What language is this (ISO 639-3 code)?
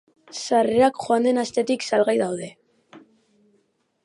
eus